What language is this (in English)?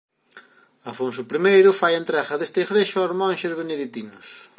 Galician